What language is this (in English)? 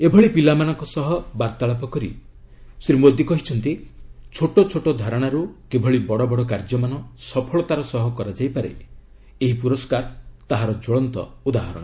Odia